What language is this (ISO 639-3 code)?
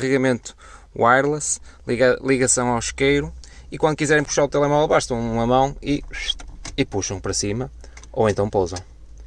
por